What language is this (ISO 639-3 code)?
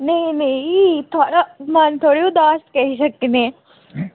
doi